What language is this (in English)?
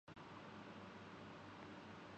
Urdu